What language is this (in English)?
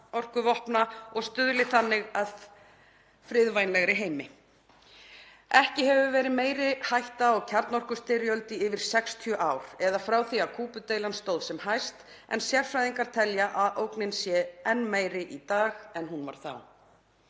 Icelandic